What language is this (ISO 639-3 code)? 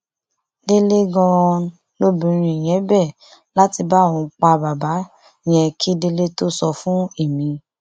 yor